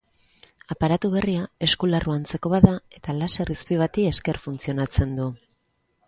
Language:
Basque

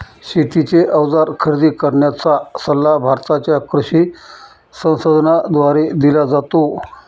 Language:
Marathi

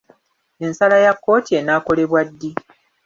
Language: Ganda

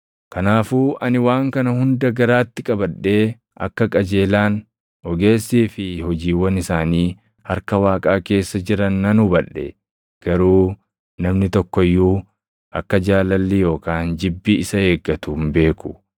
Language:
Oromo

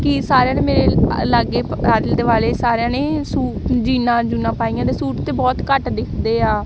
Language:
Punjabi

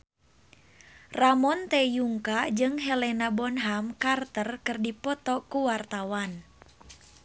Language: Sundanese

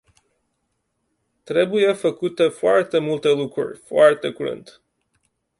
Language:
Romanian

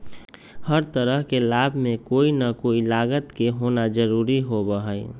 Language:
Magahi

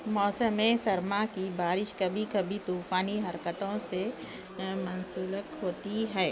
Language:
Urdu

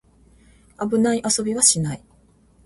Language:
Japanese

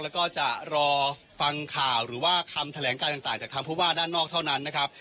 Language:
Thai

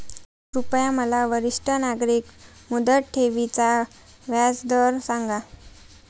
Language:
Marathi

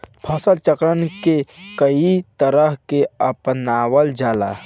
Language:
Bhojpuri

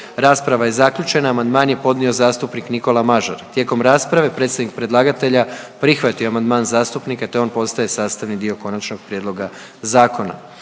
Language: Croatian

